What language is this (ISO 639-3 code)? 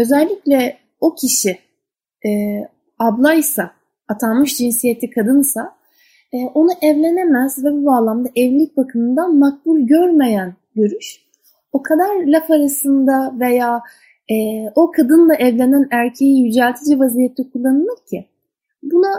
tur